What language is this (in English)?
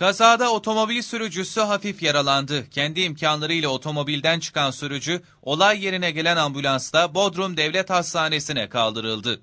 Turkish